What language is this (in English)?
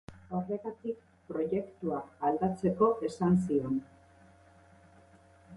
Basque